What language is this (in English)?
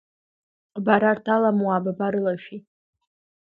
Abkhazian